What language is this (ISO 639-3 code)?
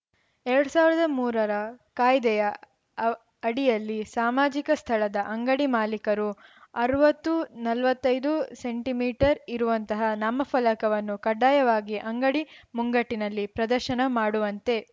kan